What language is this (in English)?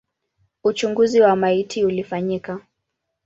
Swahili